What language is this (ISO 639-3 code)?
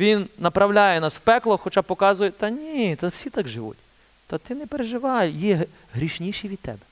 ukr